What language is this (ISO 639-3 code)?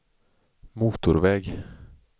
swe